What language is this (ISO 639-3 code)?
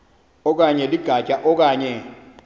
xho